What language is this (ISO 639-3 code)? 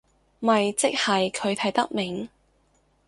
yue